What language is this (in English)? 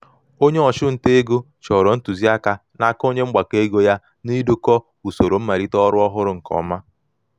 Igbo